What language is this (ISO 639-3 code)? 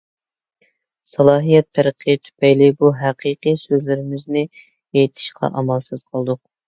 uig